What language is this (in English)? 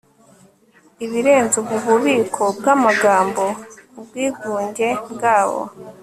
Kinyarwanda